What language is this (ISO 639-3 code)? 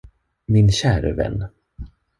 swe